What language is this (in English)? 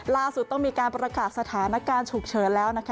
Thai